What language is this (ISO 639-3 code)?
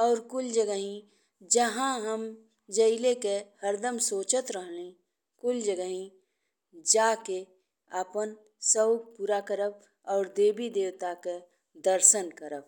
bho